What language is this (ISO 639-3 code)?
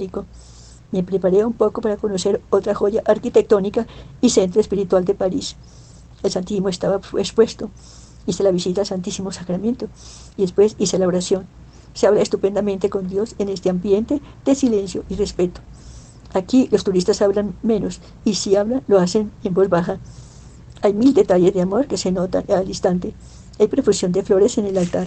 spa